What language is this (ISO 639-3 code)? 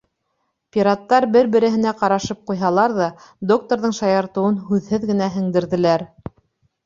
bak